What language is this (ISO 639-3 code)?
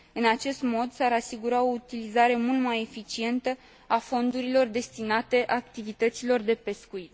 ron